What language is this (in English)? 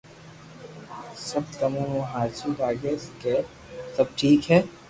Loarki